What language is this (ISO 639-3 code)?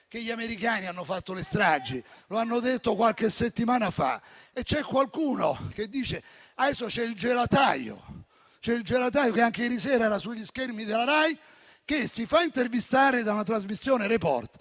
ita